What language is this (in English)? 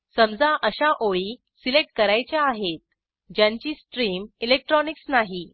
Marathi